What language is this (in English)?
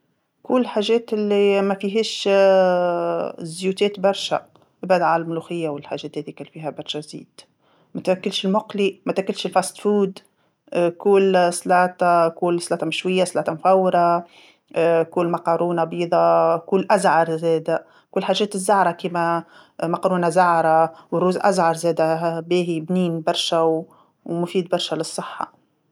Tunisian Arabic